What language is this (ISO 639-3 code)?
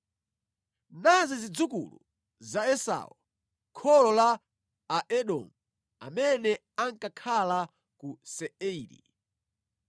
nya